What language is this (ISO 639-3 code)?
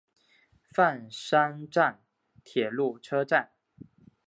zho